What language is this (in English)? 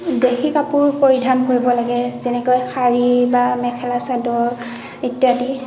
Assamese